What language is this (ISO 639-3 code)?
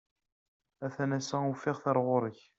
kab